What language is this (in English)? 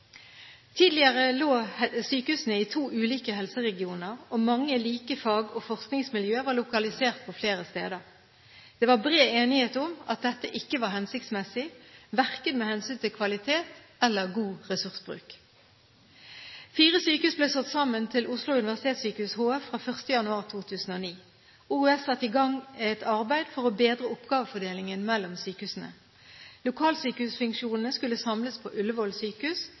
Norwegian Bokmål